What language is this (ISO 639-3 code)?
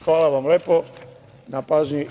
srp